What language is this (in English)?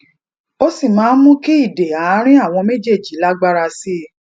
Yoruba